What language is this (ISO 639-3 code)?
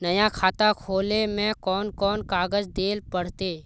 mag